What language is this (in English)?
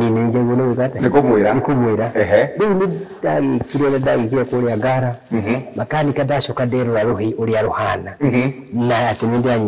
Swahili